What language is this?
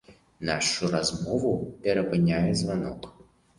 Belarusian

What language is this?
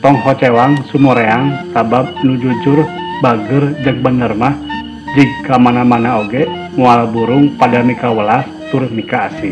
Indonesian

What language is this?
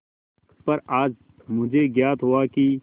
Hindi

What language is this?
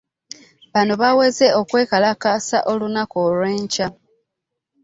Ganda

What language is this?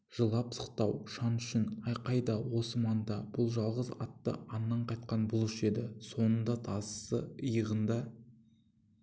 Kazakh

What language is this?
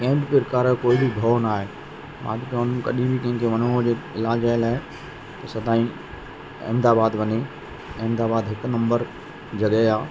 Sindhi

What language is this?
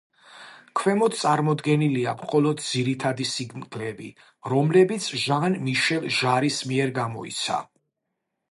Georgian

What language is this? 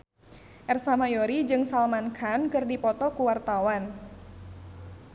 Sundanese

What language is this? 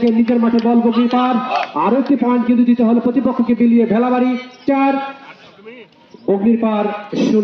Arabic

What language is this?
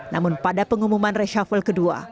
Indonesian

